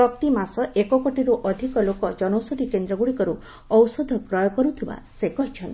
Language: Odia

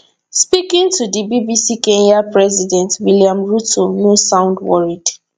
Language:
Nigerian Pidgin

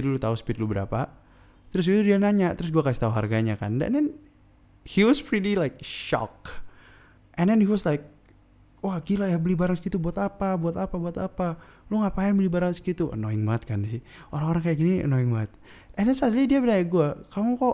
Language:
Indonesian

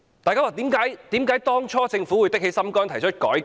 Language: Cantonese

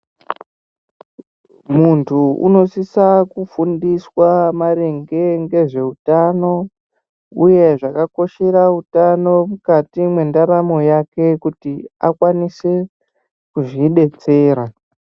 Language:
Ndau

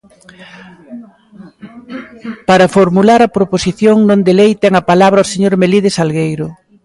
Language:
Galician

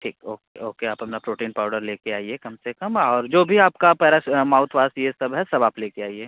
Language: Hindi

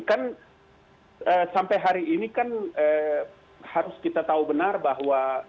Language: Indonesian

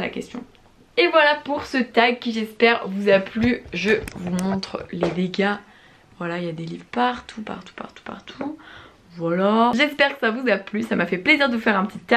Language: French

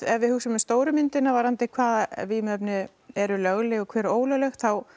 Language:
Icelandic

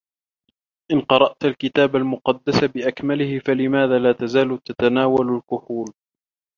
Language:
Arabic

